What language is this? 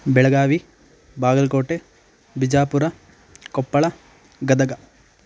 Sanskrit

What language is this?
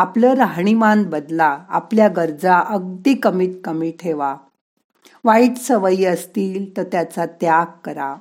Marathi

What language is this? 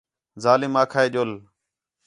Khetrani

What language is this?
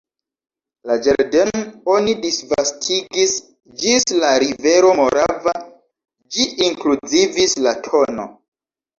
Esperanto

